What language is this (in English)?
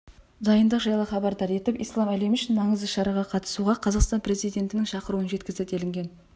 Kazakh